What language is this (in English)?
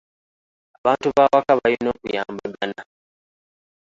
Ganda